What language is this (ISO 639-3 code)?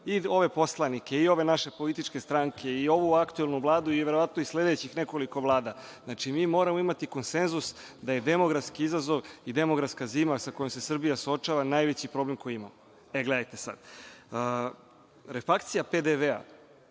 srp